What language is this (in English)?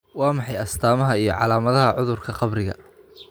Somali